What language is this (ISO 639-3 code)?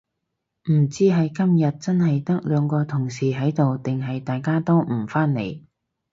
yue